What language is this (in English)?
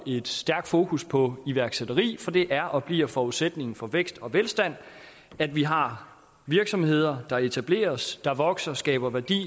Danish